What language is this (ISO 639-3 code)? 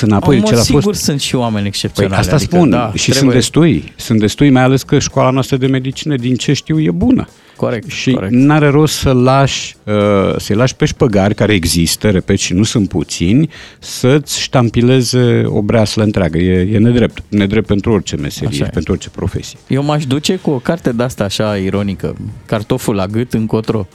ron